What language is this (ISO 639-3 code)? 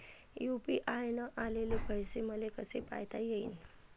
mar